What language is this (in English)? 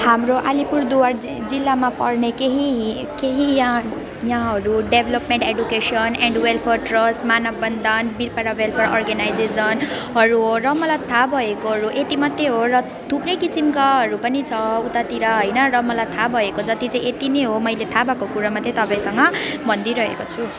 Nepali